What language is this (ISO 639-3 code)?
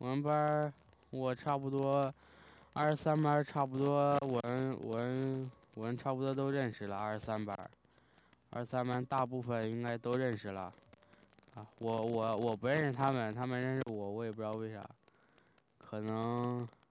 zho